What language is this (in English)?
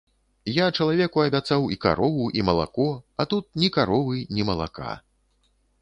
Belarusian